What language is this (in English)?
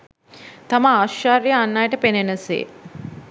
Sinhala